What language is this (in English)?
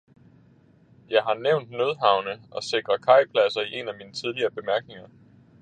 Danish